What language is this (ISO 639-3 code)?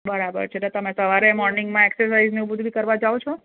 guj